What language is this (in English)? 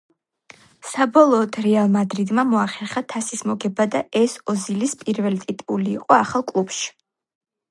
Georgian